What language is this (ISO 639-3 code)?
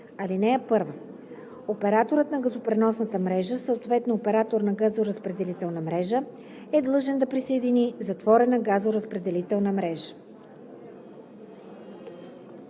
bul